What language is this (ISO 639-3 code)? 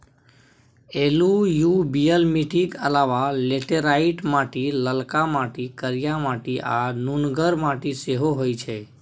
mai